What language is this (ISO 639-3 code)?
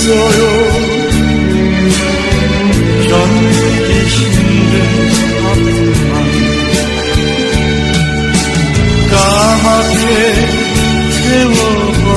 ron